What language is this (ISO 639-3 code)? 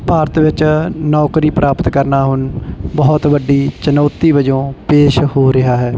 pan